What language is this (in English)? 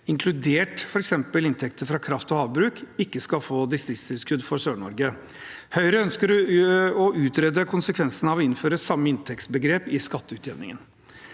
Norwegian